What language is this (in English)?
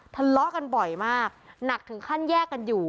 Thai